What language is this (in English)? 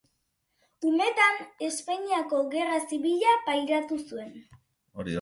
Basque